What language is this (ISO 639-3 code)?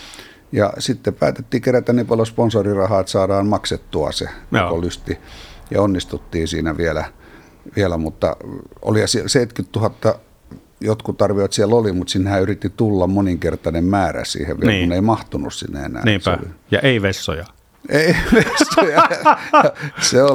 fin